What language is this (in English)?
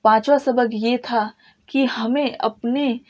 Urdu